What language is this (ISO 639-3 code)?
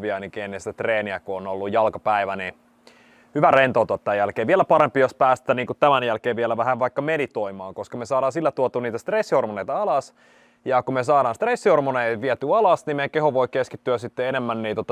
fin